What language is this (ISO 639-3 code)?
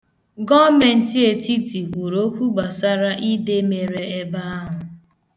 ibo